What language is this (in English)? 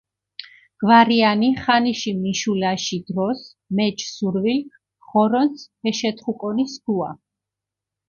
Mingrelian